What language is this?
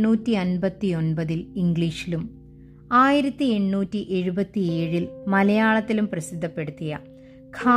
Malayalam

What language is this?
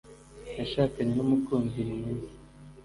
Kinyarwanda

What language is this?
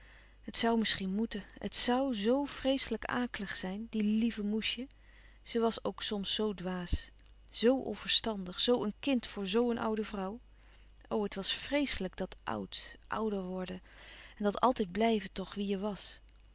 Dutch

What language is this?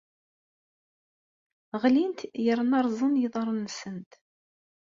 Kabyle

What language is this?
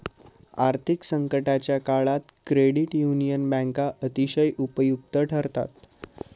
Marathi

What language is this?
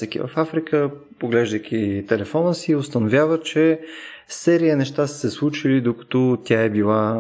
Bulgarian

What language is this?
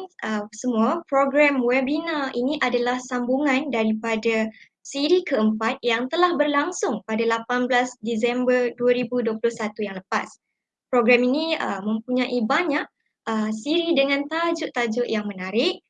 Malay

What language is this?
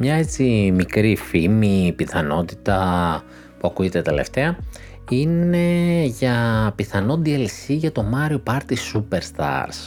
Greek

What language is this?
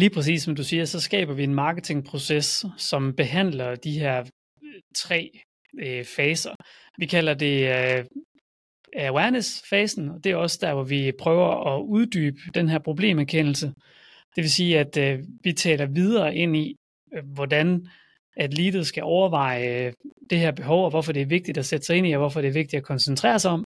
Danish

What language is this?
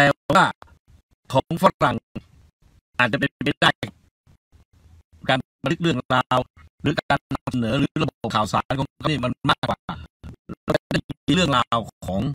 Thai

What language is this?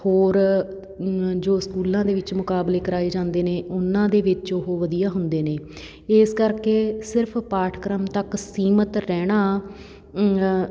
Punjabi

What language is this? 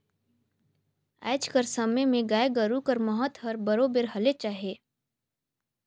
Chhattisgarhi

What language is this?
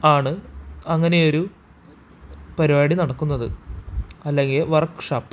Malayalam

